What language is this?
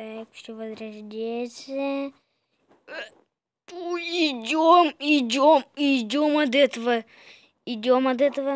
Russian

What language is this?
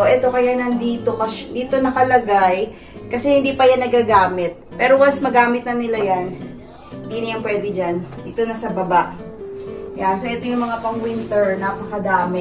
Filipino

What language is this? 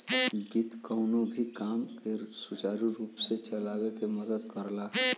Bhojpuri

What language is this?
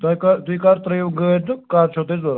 Kashmiri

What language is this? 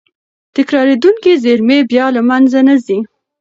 Pashto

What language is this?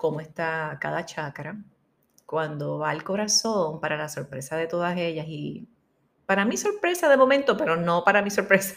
Spanish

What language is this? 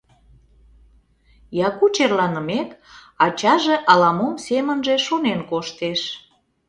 Mari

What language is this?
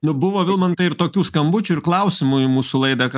Lithuanian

